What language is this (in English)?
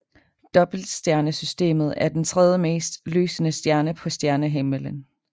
Danish